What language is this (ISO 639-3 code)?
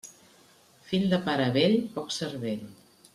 cat